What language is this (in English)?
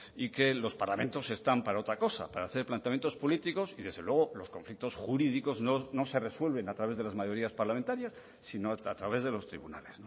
Spanish